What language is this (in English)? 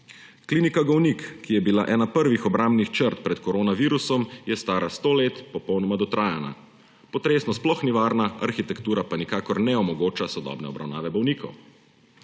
Slovenian